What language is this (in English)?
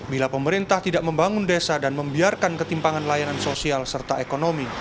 Indonesian